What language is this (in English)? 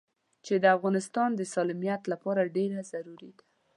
Pashto